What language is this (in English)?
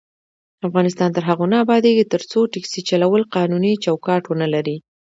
Pashto